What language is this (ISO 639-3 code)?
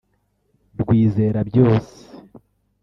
kin